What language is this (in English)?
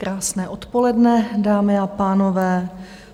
Czech